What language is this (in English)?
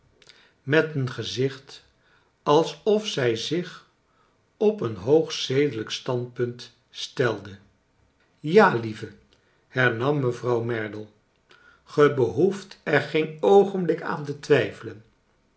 Dutch